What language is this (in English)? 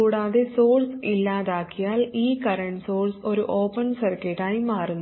Malayalam